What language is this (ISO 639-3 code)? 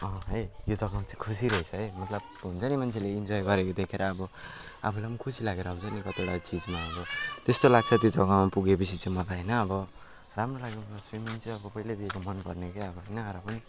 nep